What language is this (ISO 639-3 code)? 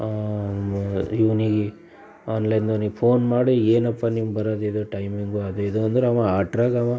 kan